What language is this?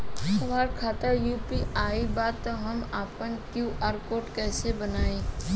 Bhojpuri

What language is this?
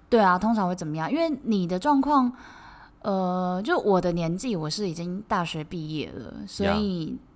Chinese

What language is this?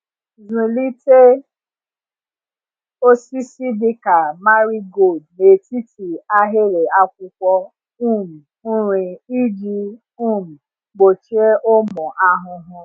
Igbo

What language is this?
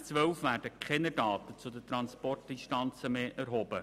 Swiss German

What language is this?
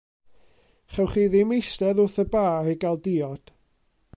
Welsh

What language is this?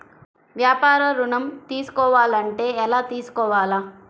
Telugu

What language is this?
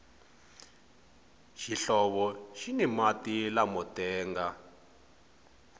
Tsonga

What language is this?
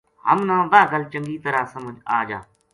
Gujari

